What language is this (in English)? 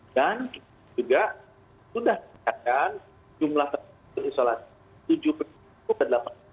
Indonesian